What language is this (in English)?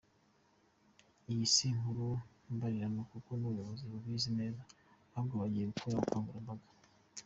Kinyarwanda